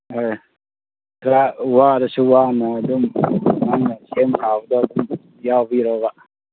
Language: Manipuri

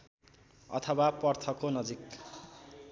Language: Nepali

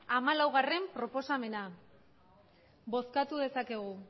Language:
Basque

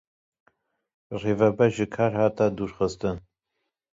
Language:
Kurdish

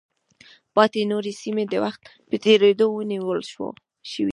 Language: Pashto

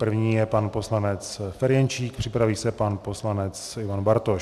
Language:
Czech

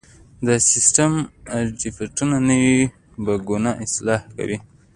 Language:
Pashto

